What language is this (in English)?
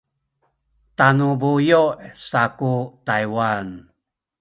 Sakizaya